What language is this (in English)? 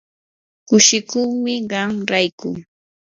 Yanahuanca Pasco Quechua